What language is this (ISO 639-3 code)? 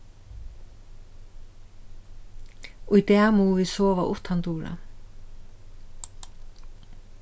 fao